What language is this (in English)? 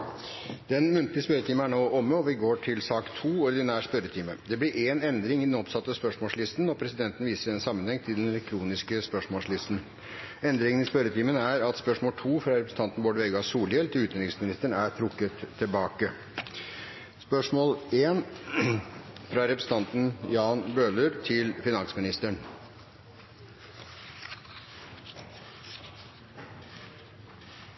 Norwegian Bokmål